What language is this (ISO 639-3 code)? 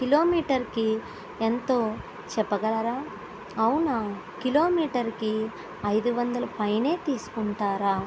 tel